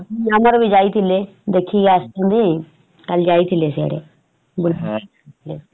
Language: Odia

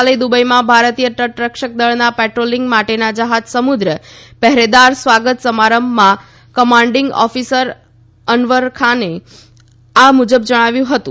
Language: Gujarati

